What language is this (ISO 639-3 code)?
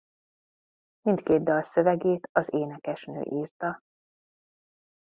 hun